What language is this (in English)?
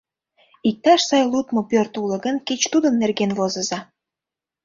Mari